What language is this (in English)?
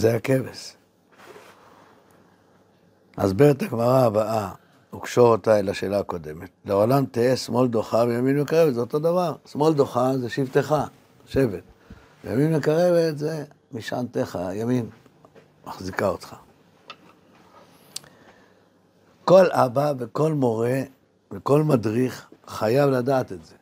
Hebrew